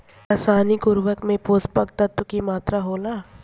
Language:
Bhojpuri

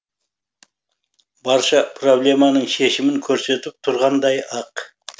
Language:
Kazakh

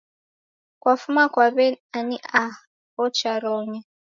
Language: Taita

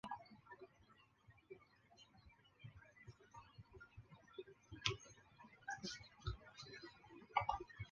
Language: Chinese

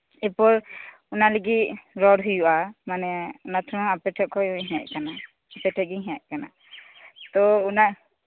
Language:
Santali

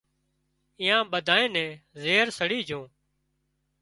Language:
Wadiyara Koli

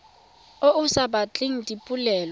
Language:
Tswana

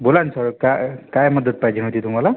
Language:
Marathi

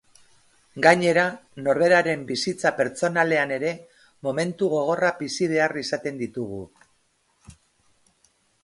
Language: Basque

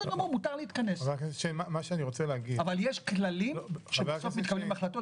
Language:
Hebrew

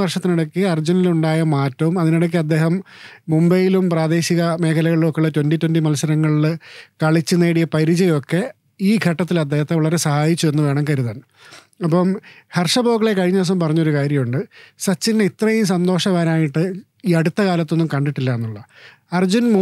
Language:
Malayalam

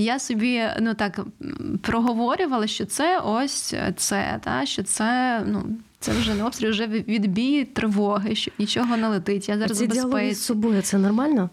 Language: Ukrainian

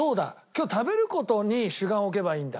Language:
Japanese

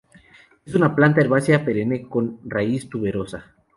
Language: Spanish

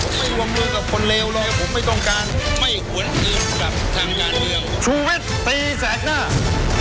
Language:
Thai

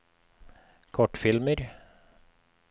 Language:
Norwegian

